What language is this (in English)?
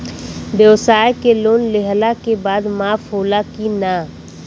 Bhojpuri